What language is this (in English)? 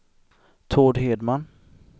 Swedish